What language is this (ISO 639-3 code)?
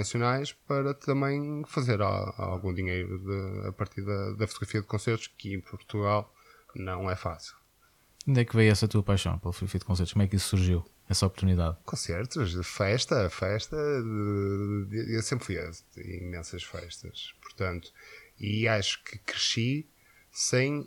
por